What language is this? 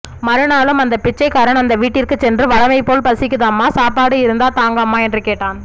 Tamil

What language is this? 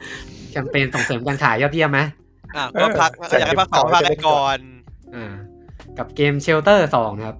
Thai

